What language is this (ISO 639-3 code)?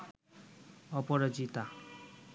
ben